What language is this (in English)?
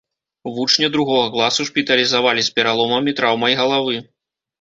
Belarusian